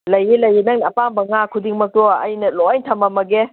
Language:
Manipuri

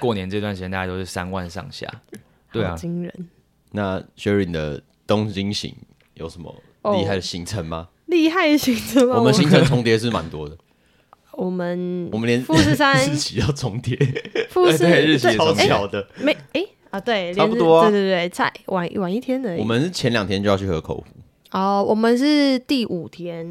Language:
Chinese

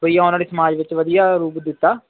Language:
Punjabi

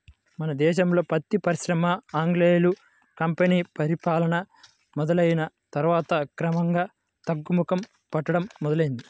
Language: Telugu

